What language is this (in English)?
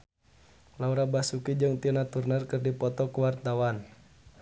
Sundanese